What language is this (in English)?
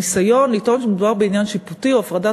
Hebrew